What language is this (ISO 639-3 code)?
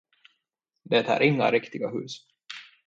swe